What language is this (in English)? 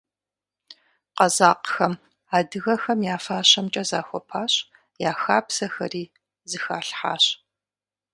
Kabardian